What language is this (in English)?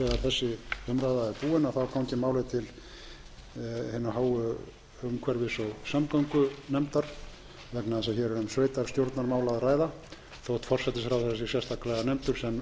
Icelandic